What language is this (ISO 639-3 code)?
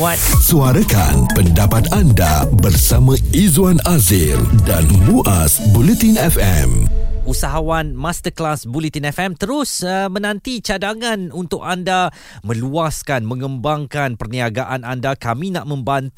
msa